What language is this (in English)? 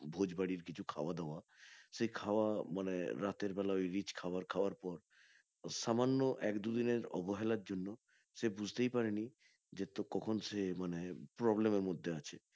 Bangla